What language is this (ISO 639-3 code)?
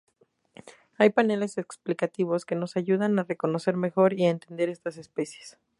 spa